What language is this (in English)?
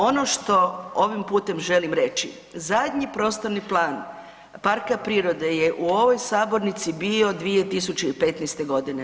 Croatian